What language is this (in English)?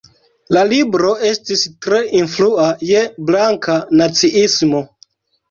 Esperanto